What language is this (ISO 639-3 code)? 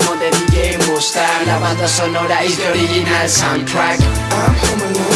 eng